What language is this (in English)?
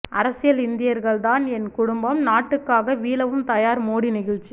Tamil